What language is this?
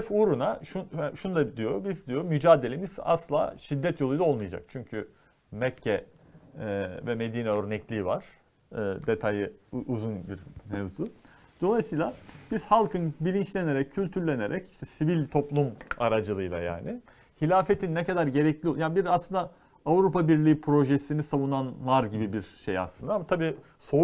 Turkish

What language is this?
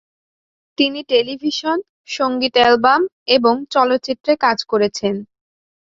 Bangla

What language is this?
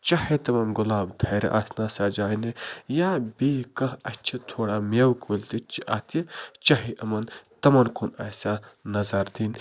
Kashmiri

